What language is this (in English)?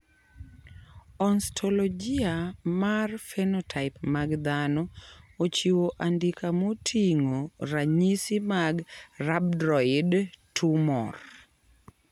Luo (Kenya and Tanzania)